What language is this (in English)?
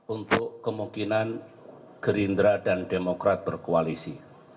Indonesian